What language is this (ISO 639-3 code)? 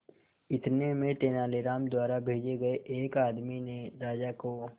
hin